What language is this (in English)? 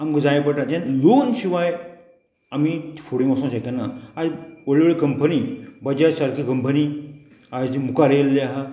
Konkani